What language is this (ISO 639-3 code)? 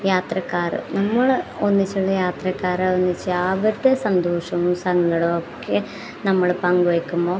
mal